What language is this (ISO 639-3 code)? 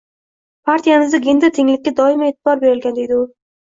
uzb